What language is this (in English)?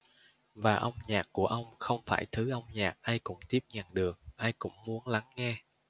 Vietnamese